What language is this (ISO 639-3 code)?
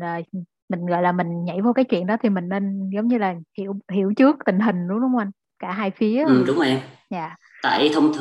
vie